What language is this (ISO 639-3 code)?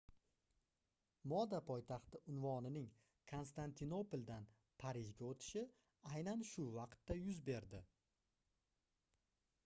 uzb